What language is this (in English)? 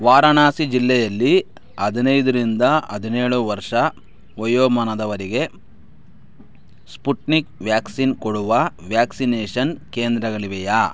Kannada